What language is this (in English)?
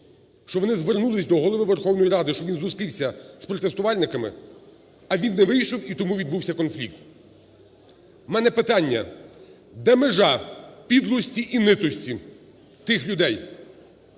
Ukrainian